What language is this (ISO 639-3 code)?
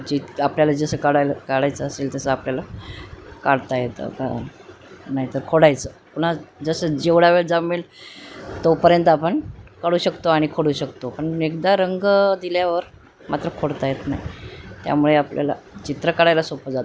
mar